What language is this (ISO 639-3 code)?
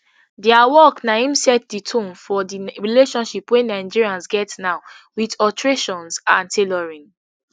pcm